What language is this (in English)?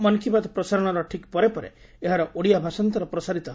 Odia